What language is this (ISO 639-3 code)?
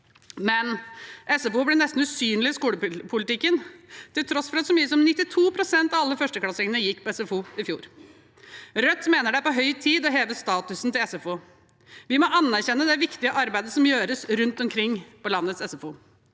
nor